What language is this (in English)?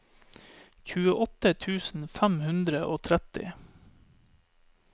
Norwegian